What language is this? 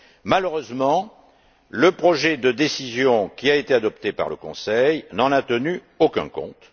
French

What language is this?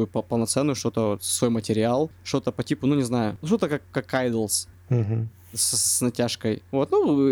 Russian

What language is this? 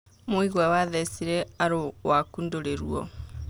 Kikuyu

